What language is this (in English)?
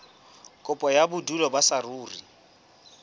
Southern Sotho